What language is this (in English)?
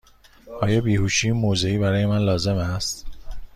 Persian